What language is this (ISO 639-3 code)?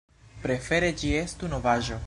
epo